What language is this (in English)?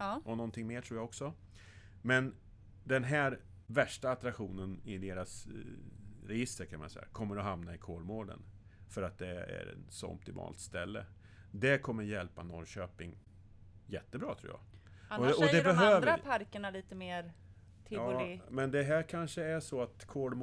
Swedish